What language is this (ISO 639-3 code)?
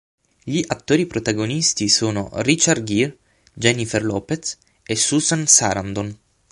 ita